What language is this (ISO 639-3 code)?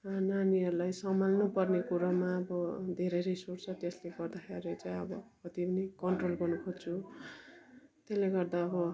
nep